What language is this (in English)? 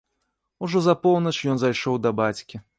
Belarusian